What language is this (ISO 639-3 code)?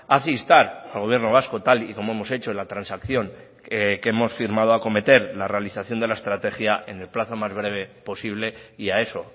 spa